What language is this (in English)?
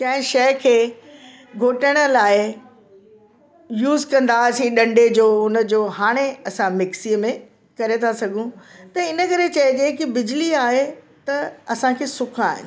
Sindhi